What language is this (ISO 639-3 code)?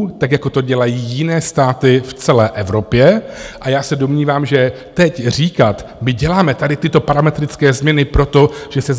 ces